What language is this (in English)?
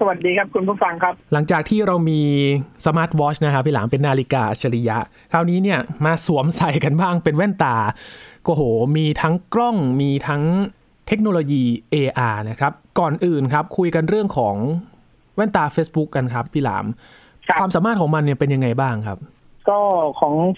Thai